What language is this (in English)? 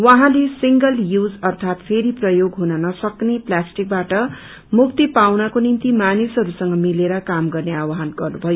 Nepali